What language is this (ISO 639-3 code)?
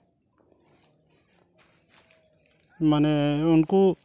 sat